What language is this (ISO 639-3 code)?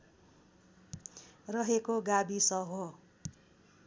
nep